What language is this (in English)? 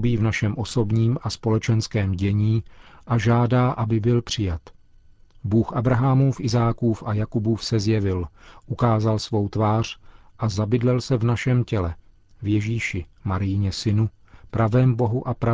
Czech